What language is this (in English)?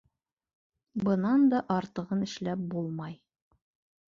Bashkir